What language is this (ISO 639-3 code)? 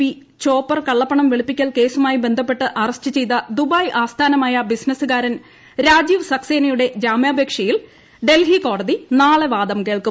mal